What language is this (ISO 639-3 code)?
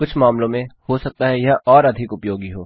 hin